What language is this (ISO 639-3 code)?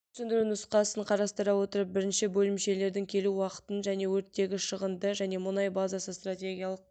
kaz